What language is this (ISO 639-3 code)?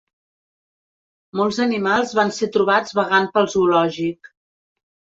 cat